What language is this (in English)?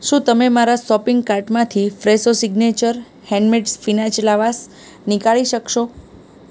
Gujarati